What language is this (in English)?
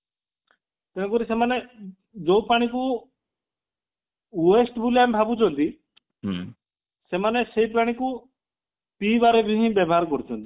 Odia